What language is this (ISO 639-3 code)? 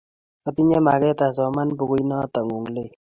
kln